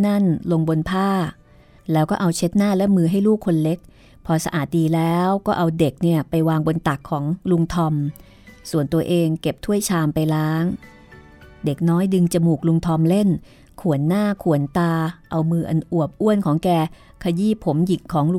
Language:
Thai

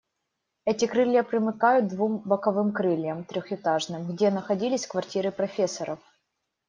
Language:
Russian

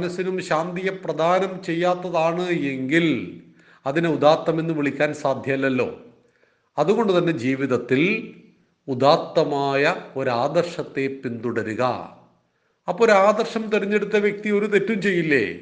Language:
Malayalam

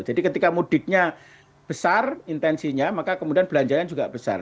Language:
Indonesian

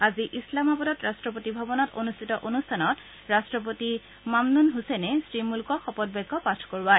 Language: Assamese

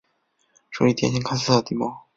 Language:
Chinese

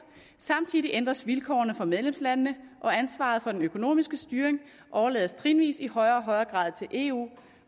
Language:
Danish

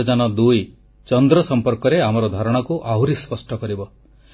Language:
Odia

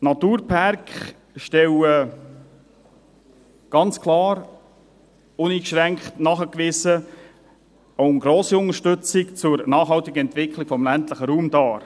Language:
Swiss German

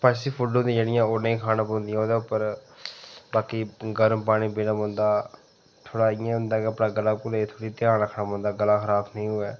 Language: Dogri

